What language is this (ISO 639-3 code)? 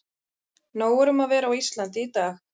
isl